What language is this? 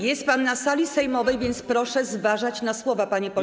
Polish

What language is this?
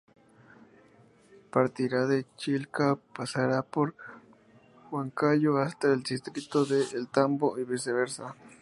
Spanish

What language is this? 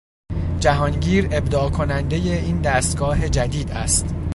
Persian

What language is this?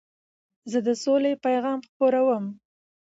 Pashto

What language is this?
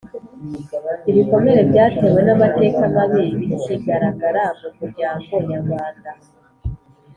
Kinyarwanda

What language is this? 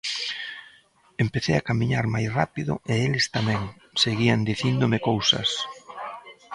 Galician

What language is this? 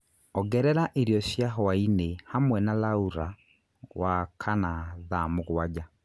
Kikuyu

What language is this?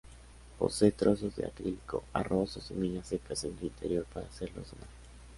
Spanish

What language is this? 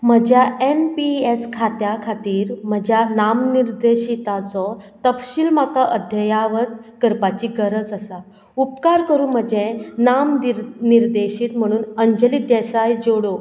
Konkani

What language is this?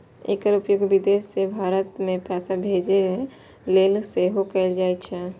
Maithili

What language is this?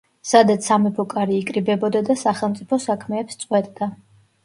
Georgian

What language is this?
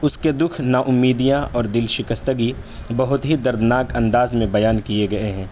Urdu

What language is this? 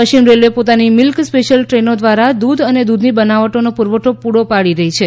Gujarati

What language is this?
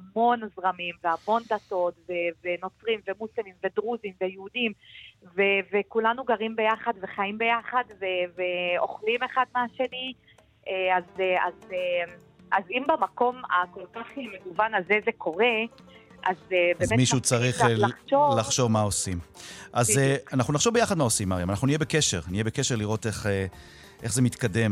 Hebrew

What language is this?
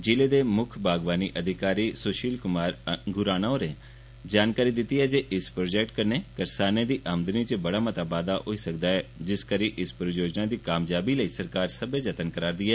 Dogri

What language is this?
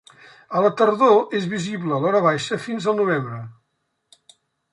Catalan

